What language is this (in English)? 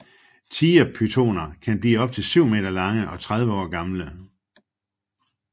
Danish